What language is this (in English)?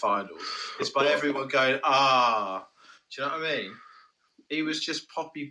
English